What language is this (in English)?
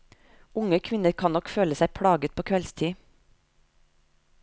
Norwegian